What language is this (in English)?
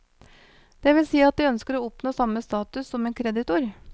Norwegian